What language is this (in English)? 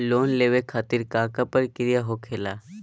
Magahi